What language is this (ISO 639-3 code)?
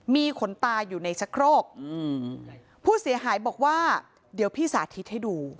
tha